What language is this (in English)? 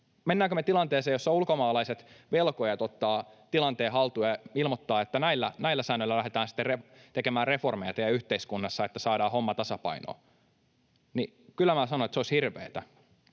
Finnish